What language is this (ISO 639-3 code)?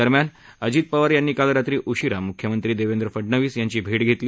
mar